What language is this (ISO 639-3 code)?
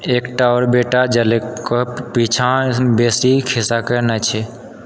mai